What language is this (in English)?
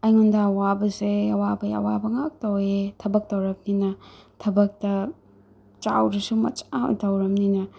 Manipuri